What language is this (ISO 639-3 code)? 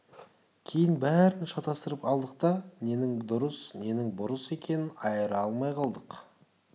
kaz